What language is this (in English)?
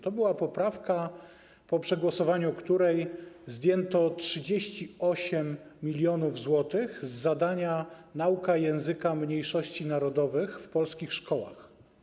Polish